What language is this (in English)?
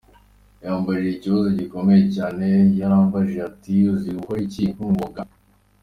Kinyarwanda